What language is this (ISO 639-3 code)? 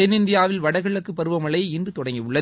tam